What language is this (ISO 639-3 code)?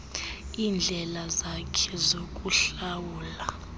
xho